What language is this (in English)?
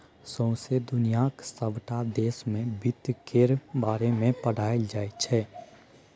Maithili